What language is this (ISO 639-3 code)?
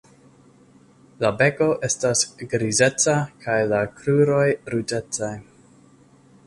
epo